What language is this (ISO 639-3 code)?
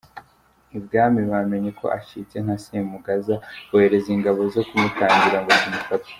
kin